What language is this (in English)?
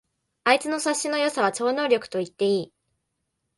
Japanese